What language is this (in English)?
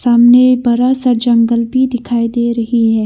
Hindi